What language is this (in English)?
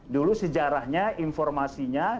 Indonesian